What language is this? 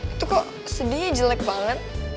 Indonesian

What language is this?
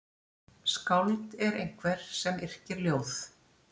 Icelandic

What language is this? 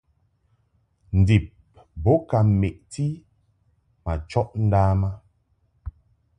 Mungaka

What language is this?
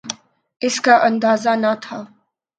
Urdu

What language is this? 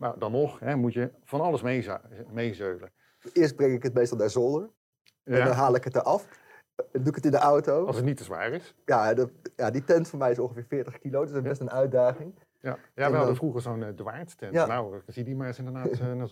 Dutch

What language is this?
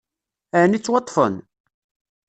Kabyle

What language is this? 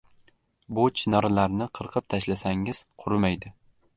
Uzbek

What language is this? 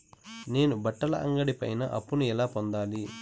Telugu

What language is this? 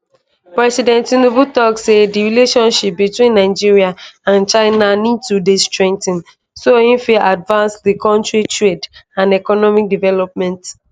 Nigerian Pidgin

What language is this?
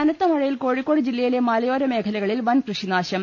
Malayalam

